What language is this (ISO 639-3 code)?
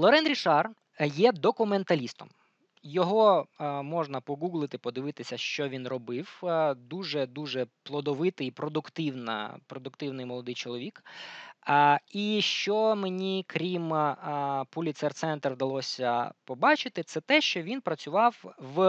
ukr